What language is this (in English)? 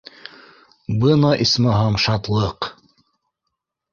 Bashkir